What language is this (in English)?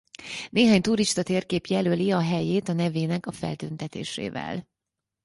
Hungarian